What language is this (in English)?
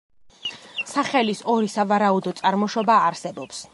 Georgian